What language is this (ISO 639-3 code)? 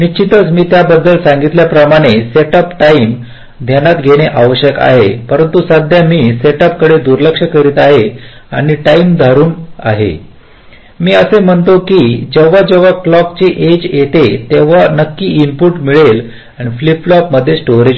mar